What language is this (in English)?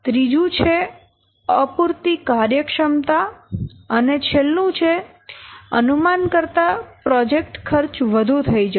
Gujarati